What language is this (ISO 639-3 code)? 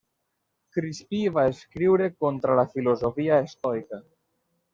cat